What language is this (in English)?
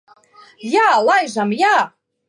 Latvian